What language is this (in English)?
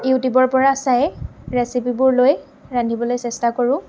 Assamese